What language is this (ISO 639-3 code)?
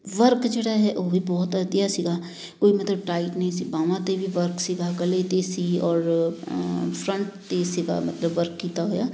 pan